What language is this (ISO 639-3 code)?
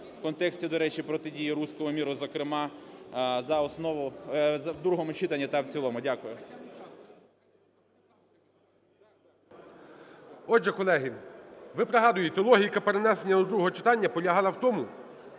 ukr